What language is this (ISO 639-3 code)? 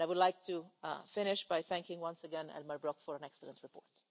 eng